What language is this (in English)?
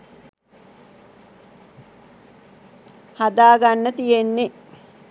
Sinhala